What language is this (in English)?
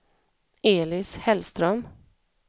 Swedish